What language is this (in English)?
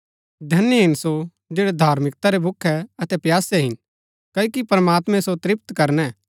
Gaddi